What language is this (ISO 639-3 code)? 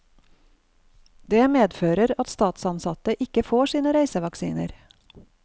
nor